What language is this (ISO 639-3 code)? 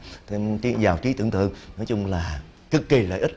vie